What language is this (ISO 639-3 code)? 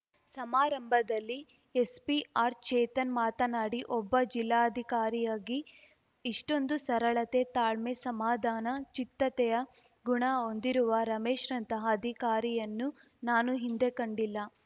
kan